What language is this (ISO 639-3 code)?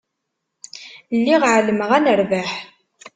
kab